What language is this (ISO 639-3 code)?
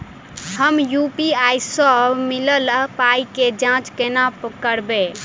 mai